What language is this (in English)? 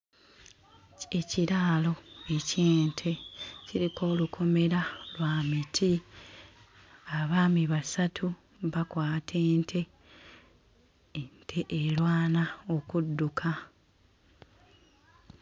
Ganda